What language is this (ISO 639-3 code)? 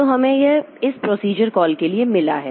hin